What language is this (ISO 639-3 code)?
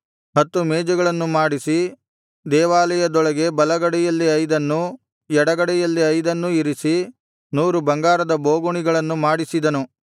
kan